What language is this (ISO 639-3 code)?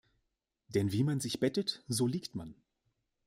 deu